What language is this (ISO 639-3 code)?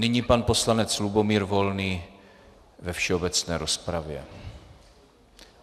ces